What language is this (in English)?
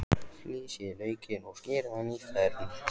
Icelandic